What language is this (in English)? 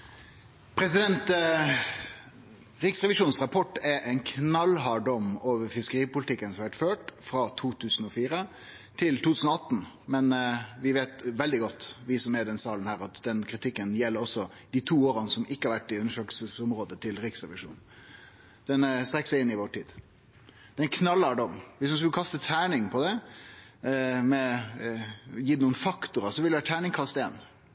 Norwegian Nynorsk